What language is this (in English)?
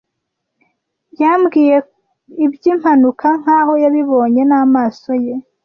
Kinyarwanda